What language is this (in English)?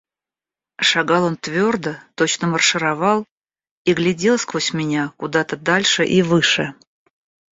Russian